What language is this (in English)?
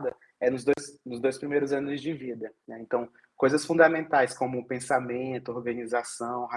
Portuguese